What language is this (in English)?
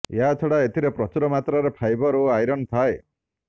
Odia